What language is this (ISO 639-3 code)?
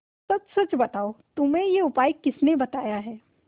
hin